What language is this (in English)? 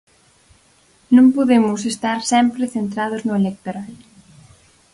Galician